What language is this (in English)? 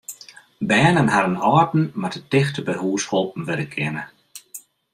Western Frisian